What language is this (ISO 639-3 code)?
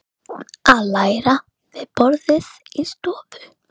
isl